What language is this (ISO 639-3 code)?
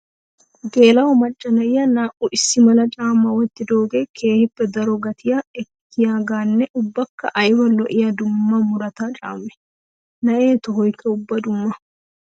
wal